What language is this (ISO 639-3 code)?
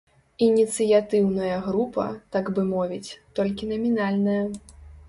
bel